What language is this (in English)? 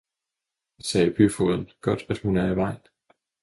Danish